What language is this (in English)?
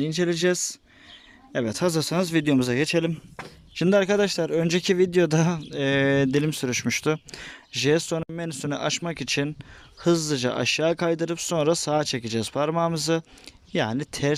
Turkish